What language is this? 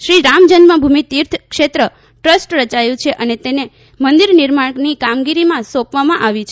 Gujarati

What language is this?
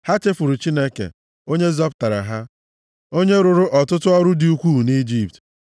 Igbo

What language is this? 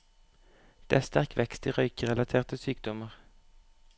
Norwegian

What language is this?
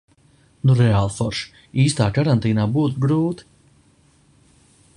Latvian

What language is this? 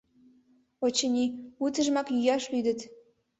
Mari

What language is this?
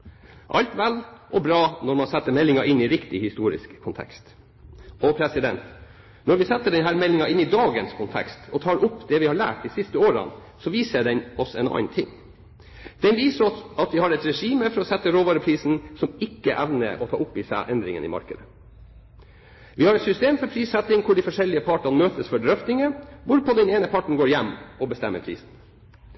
Norwegian Bokmål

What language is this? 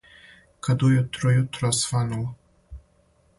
Serbian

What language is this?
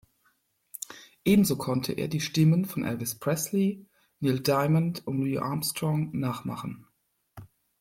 German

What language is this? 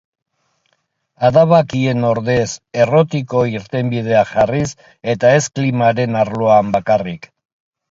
Basque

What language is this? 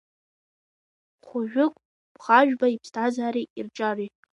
Abkhazian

